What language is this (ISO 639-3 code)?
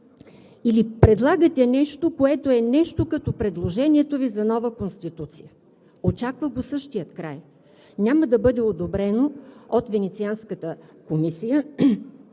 bul